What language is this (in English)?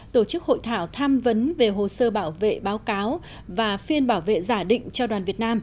Vietnamese